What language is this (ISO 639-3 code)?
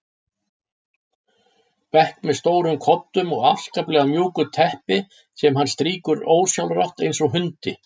isl